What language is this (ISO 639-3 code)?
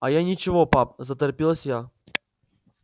rus